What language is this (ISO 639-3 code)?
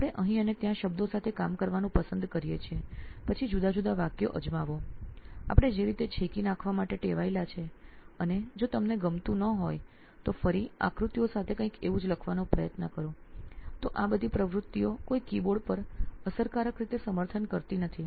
guj